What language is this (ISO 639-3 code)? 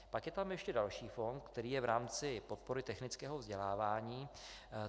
ces